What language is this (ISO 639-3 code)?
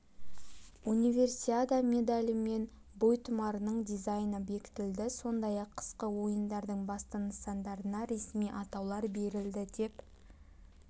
kaz